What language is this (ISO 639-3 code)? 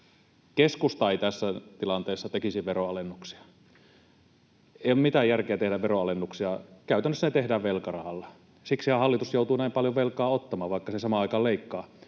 fin